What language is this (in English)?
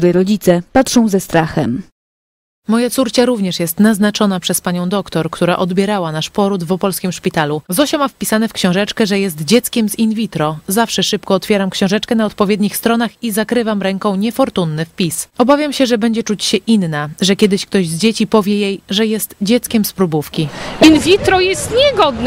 Polish